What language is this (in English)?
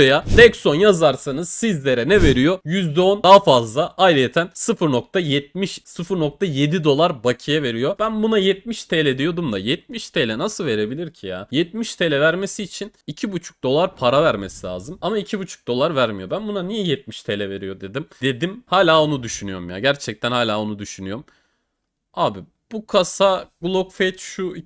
Turkish